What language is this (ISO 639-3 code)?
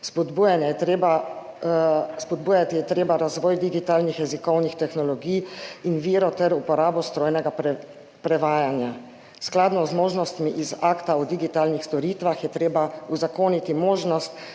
slv